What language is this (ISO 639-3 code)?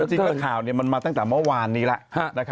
tha